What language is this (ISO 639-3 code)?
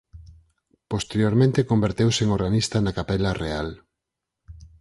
glg